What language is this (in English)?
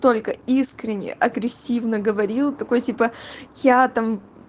Russian